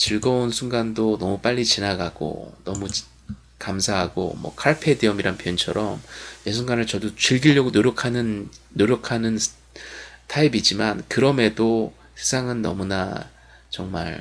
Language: Korean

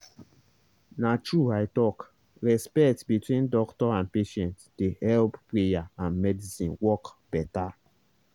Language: Nigerian Pidgin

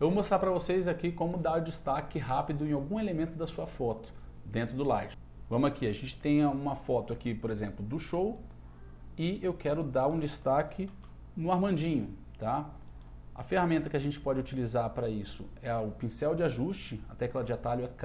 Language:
Portuguese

